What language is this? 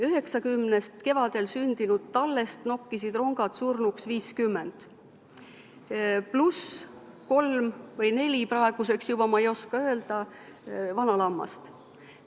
Estonian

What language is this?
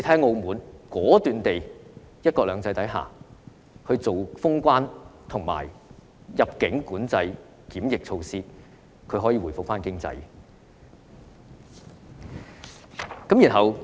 Cantonese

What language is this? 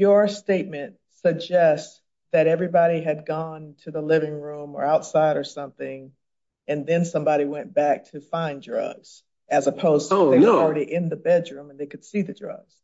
English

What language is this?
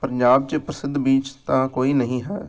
Punjabi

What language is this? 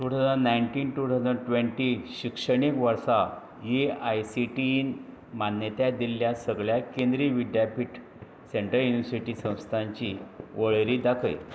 Konkani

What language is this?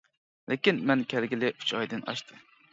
Uyghur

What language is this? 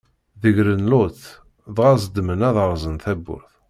Kabyle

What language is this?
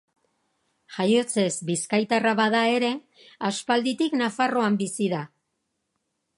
Basque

